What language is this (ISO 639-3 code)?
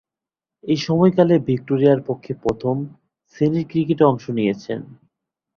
ben